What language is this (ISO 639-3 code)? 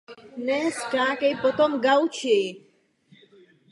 ces